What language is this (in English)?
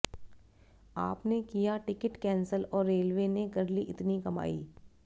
Hindi